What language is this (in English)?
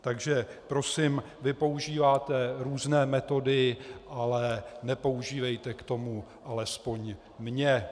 Czech